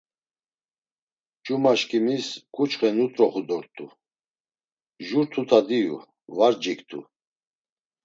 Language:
Laz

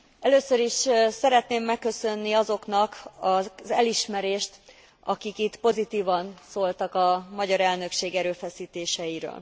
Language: Hungarian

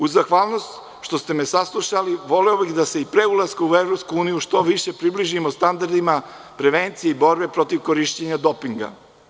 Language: Serbian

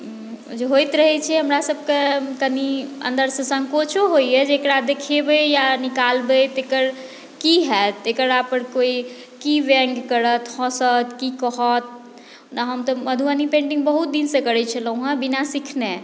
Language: Maithili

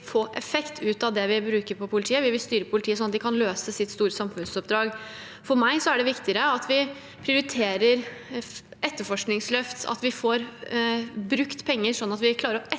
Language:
Norwegian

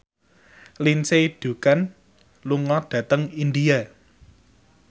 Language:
Javanese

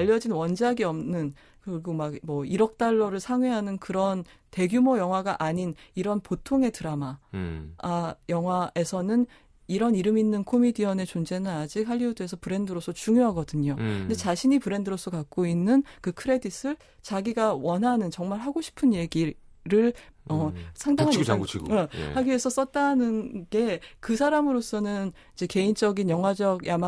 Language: Korean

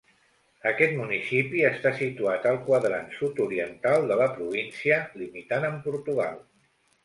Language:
Catalan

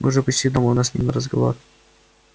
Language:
Russian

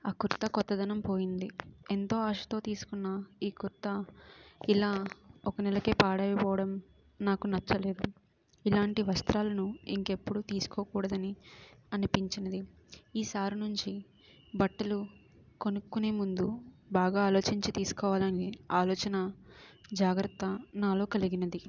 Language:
Telugu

